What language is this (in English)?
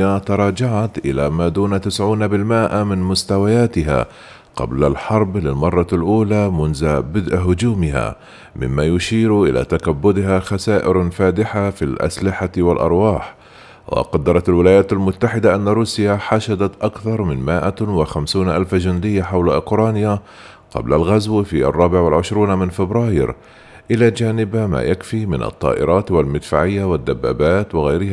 Arabic